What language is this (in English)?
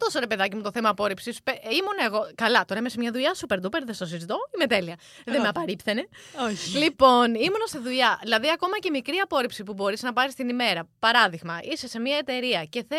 Greek